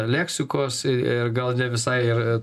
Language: Lithuanian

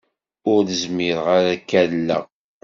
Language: Kabyle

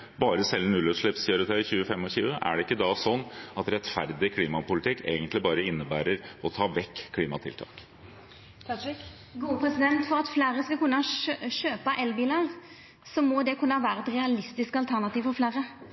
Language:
Norwegian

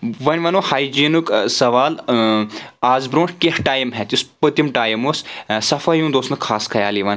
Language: Kashmiri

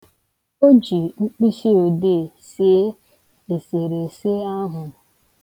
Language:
Igbo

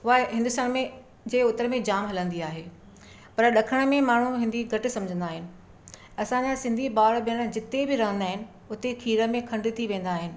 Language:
Sindhi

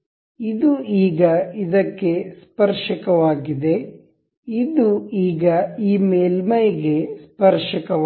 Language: Kannada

